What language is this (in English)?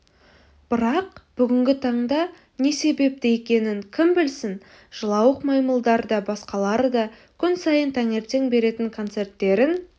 Kazakh